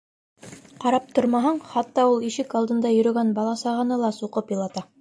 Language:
Bashkir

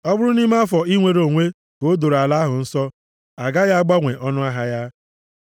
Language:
Igbo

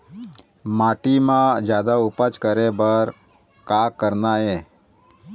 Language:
Chhattisgarhi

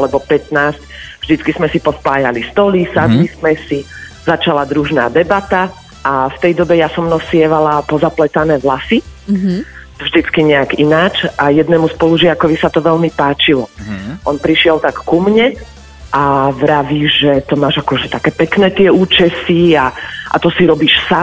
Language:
Slovak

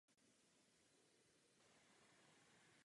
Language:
Czech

